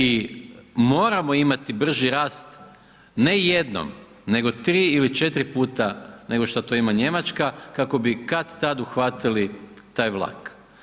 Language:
Croatian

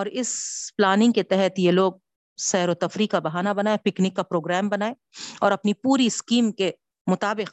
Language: Urdu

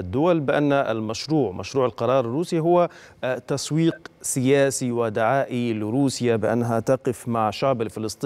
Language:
Arabic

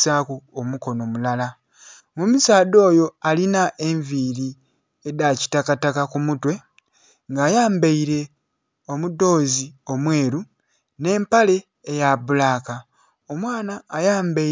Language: Soga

